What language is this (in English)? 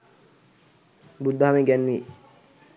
Sinhala